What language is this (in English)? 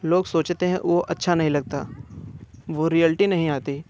Hindi